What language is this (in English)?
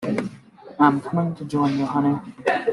English